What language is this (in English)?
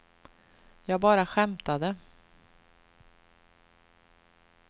Swedish